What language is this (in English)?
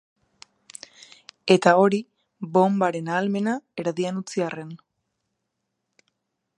Basque